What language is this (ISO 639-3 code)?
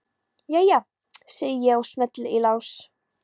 isl